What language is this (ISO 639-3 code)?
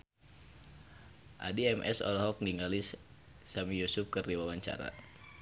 sun